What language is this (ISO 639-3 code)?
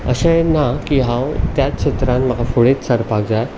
kok